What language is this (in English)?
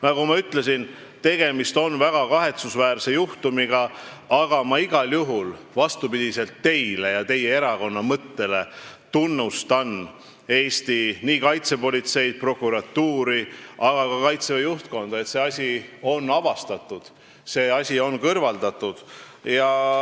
Estonian